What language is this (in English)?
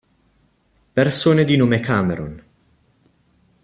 Italian